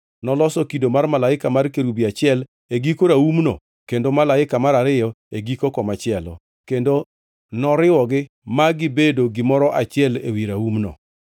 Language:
Luo (Kenya and Tanzania)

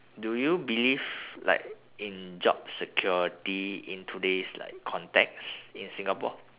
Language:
English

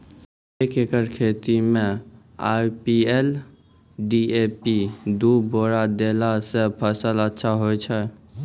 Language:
Maithili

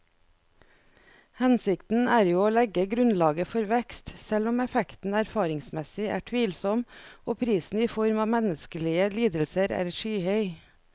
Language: Norwegian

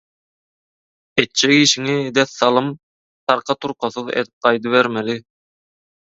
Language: Turkmen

